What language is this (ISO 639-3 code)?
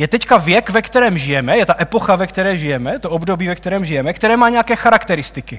ces